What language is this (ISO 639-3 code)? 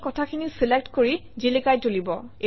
asm